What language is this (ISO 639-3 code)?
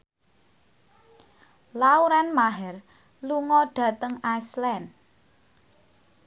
jav